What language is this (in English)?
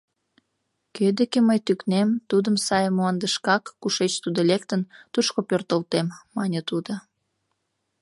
Mari